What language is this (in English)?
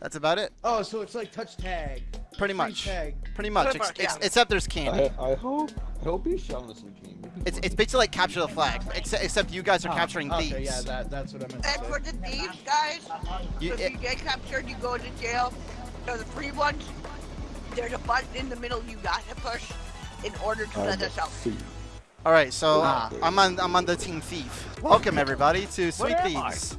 English